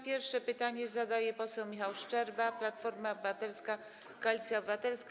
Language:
Polish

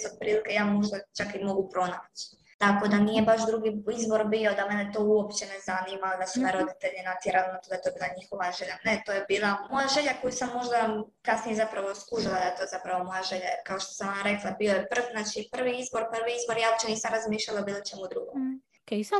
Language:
Croatian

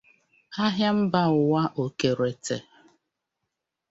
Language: Igbo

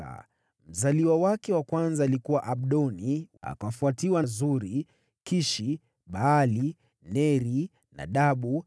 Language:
Swahili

